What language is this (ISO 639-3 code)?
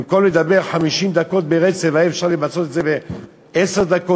heb